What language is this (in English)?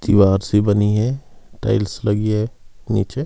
Hindi